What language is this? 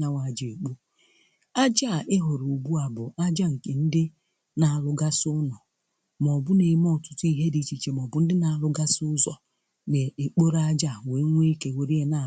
Igbo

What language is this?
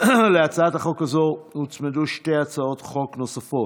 Hebrew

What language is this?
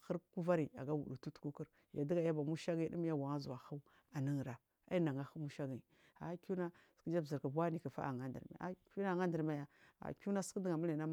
Marghi South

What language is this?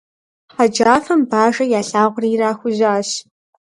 Kabardian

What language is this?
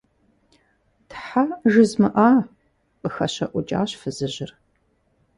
Kabardian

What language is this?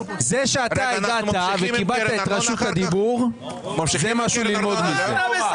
Hebrew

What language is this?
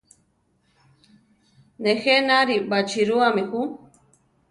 Central Tarahumara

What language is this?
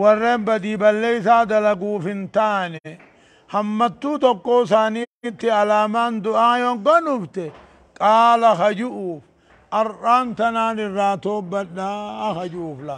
Arabic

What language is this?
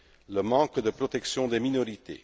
French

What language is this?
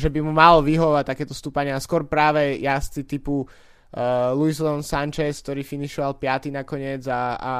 Slovak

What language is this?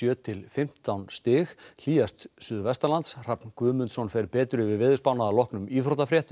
Icelandic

